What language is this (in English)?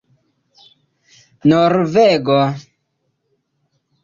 Esperanto